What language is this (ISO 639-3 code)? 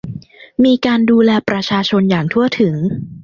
tha